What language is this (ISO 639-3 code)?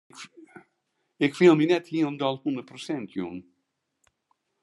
fry